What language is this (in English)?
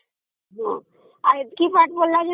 Odia